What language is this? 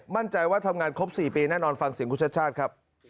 Thai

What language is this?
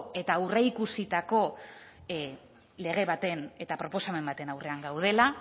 Basque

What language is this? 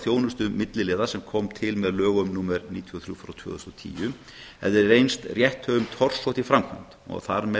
Icelandic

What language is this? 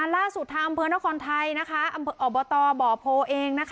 Thai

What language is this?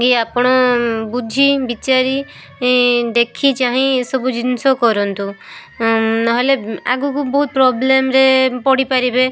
Odia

